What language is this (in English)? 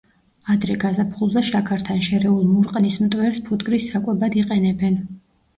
Georgian